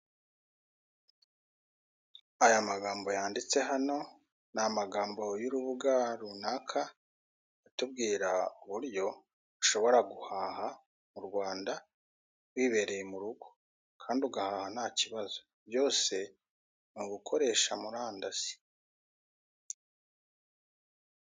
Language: Kinyarwanda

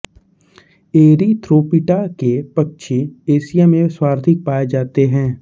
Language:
Hindi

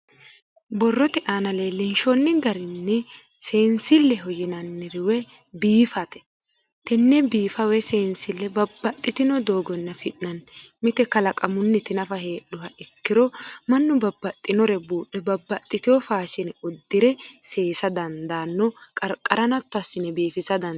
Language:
Sidamo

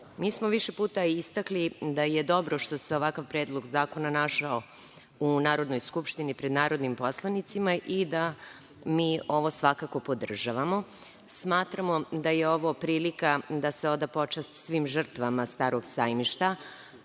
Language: Serbian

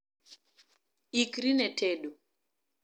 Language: Luo (Kenya and Tanzania)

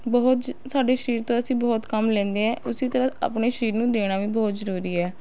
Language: Punjabi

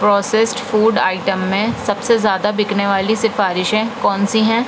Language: Urdu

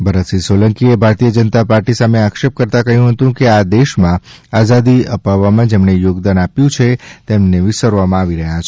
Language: Gujarati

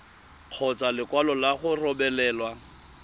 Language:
Tswana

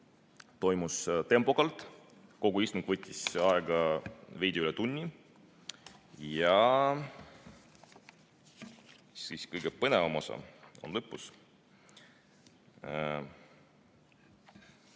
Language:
Estonian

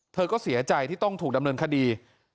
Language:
Thai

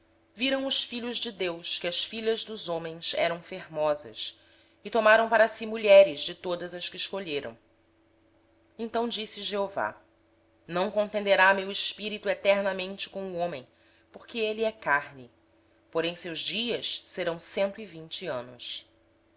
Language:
Portuguese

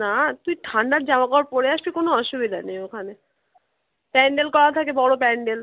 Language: Bangla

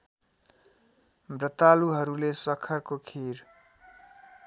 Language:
Nepali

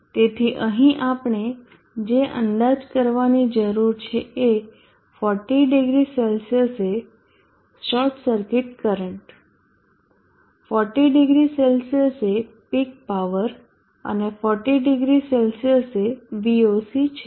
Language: Gujarati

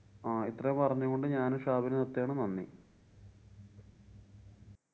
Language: Malayalam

